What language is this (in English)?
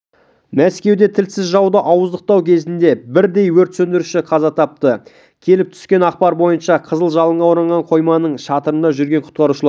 Kazakh